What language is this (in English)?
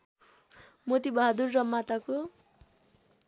Nepali